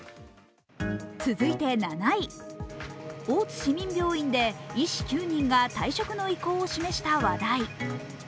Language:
Japanese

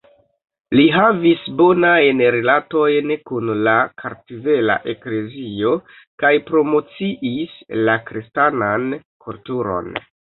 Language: Esperanto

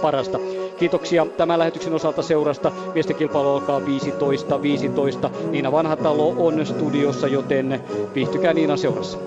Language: Finnish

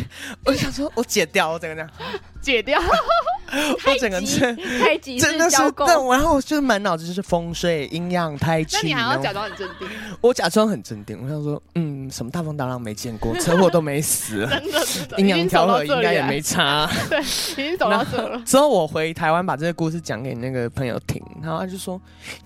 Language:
Chinese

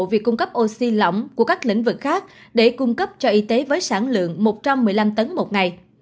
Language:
Vietnamese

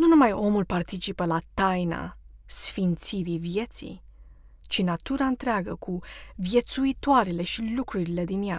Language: Romanian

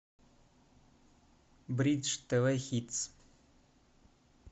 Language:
Russian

